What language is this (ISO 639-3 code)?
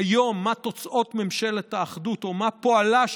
heb